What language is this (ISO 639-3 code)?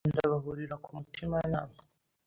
kin